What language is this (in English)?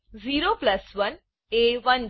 Gujarati